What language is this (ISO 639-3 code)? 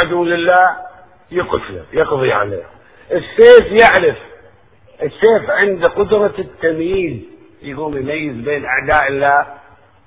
ara